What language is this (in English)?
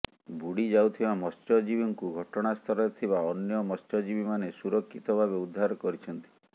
Odia